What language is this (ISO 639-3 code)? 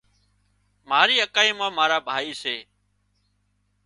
kxp